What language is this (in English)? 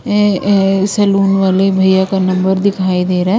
Hindi